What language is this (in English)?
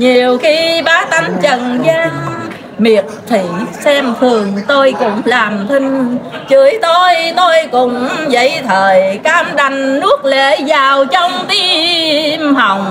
Vietnamese